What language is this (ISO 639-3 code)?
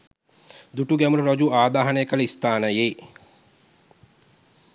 sin